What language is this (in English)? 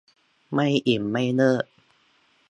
Thai